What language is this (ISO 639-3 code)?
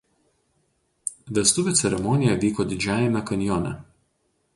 lit